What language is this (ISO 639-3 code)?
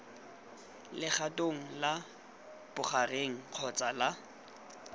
tsn